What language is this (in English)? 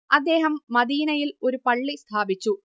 Malayalam